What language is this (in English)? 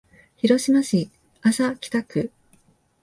Japanese